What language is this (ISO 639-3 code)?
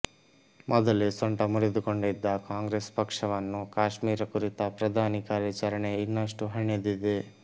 kan